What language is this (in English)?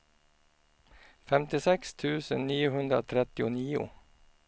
Swedish